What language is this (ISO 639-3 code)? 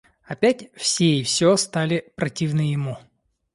rus